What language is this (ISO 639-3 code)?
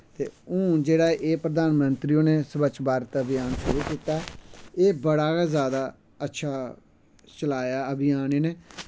doi